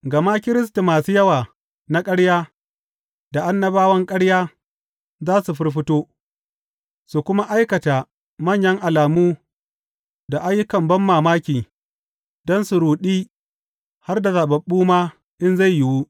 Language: Hausa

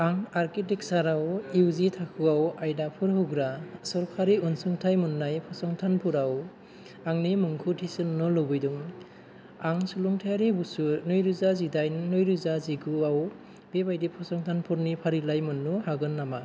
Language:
Bodo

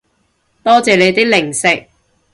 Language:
Cantonese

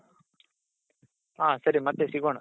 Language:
Kannada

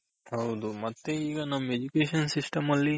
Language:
Kannada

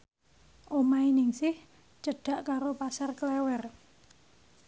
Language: Javanese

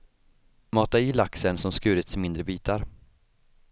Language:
Swedish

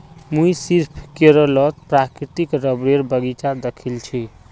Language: Magahi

